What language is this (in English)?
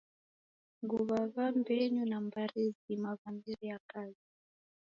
Taita